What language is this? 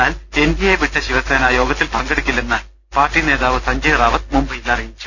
Malayalam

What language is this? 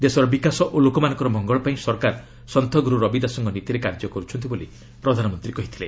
Odia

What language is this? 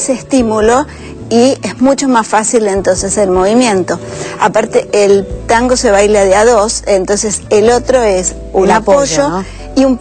Spanish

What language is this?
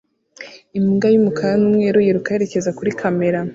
Kinyarwanda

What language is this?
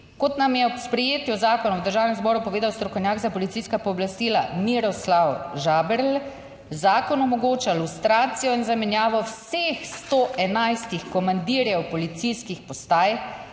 Slovenian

